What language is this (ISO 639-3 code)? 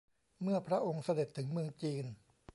tha